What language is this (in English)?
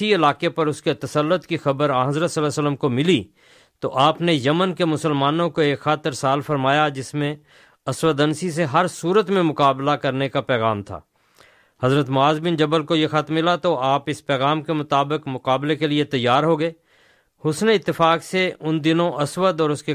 Urdu